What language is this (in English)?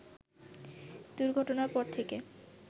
Bangla